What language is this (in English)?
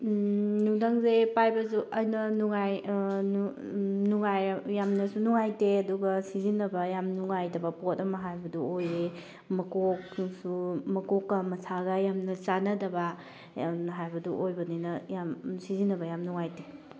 Manipuri